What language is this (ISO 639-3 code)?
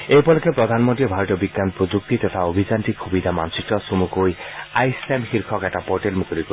asm